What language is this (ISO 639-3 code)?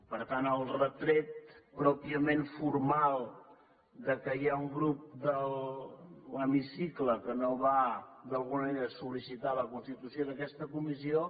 cat